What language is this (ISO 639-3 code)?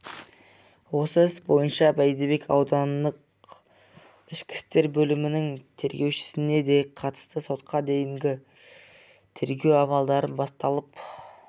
kaz